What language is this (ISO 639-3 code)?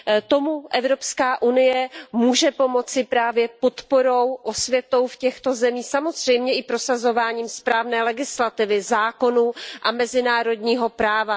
ces